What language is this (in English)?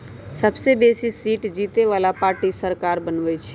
Magahi